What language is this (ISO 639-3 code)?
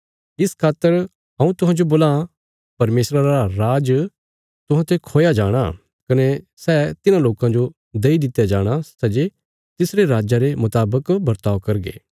kfs